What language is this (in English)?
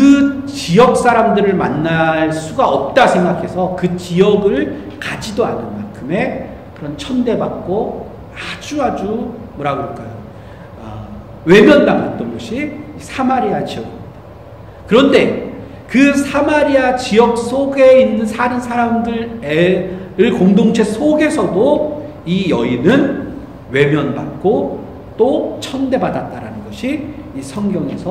Korean